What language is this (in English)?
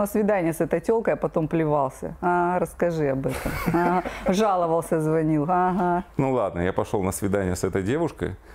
Russian